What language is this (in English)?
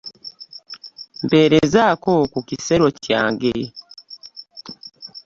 Ganda